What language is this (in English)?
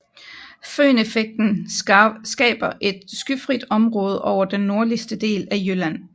Danish